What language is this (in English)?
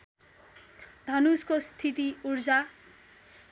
Nepali